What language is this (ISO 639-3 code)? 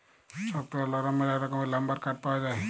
ben